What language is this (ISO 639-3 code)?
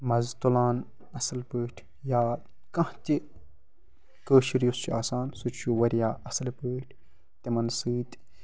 kas